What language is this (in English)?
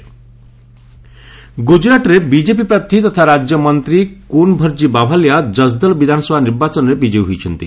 Odia